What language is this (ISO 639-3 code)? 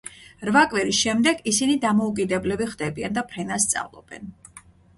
kat